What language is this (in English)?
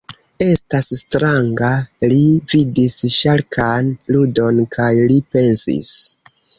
Esperanto